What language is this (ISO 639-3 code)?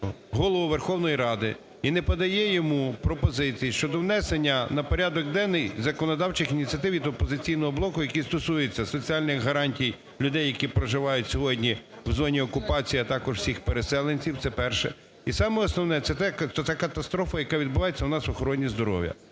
ukr